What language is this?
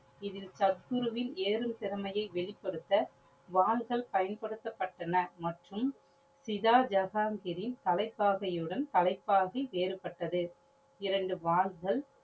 Tamil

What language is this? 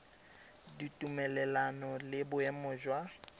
Tswana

